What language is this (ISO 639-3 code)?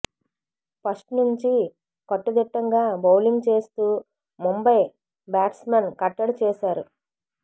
tel